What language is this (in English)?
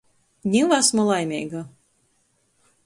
Latgalian